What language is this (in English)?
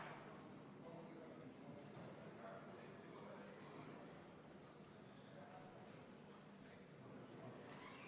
Estonian